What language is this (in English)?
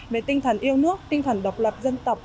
Vietnamese